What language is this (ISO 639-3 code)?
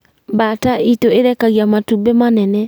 kik